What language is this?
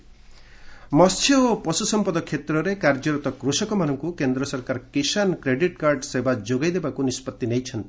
Odia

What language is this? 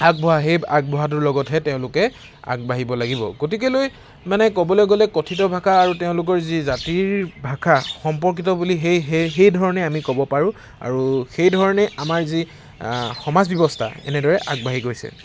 Assamese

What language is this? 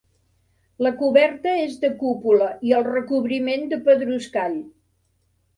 Catalan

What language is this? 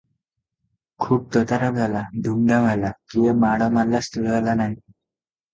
Odia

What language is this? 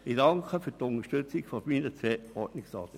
Swiss German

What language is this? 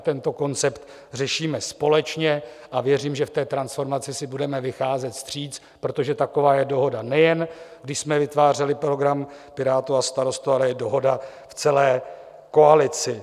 Czech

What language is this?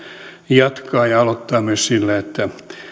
Finnish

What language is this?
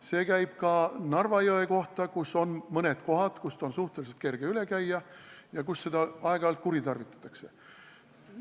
Estonian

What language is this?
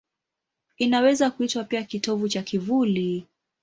Swahili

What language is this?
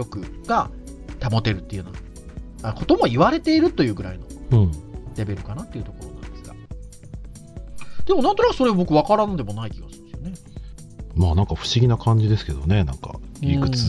Japanese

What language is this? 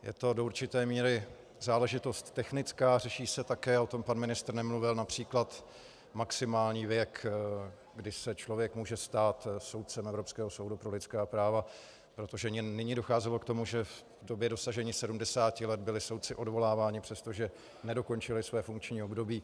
Czech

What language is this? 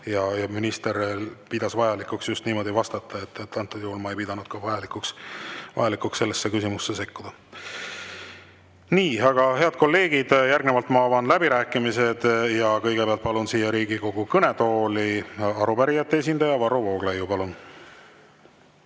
Estonian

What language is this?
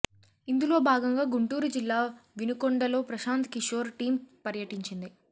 Telugu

